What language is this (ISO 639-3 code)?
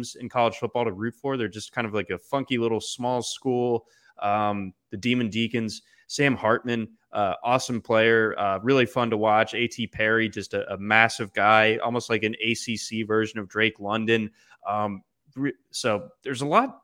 eng